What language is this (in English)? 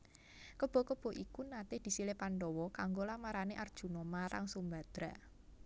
Javanese